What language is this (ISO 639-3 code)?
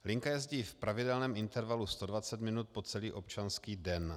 ces